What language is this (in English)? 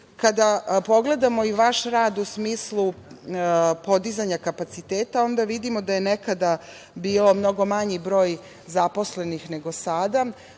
Serbian